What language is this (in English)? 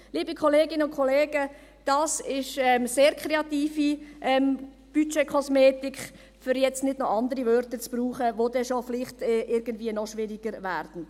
Swiss German